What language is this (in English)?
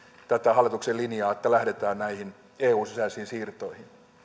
Finnish